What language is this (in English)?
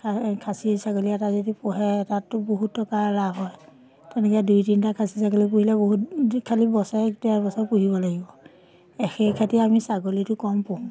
Assamese